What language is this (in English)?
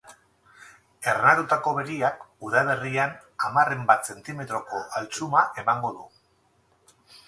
Basque